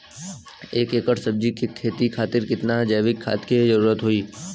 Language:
Bhojpuri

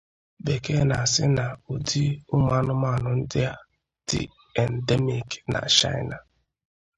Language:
Igbo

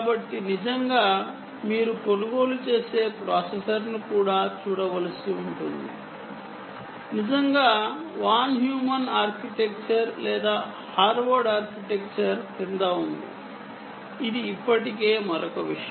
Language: Telugu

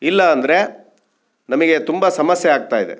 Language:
Kannada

